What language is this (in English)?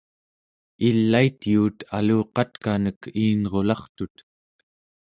Central Yupik